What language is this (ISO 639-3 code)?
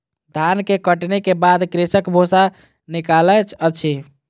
mai